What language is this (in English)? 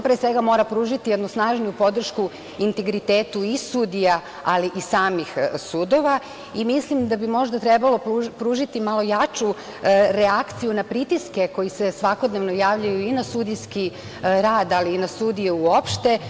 Serbian